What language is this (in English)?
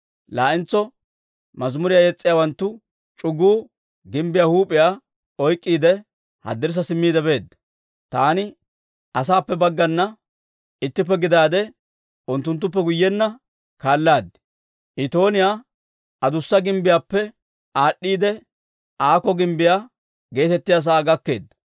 Dawro